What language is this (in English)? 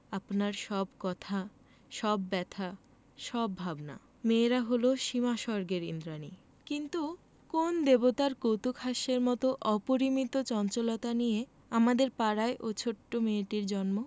Bangla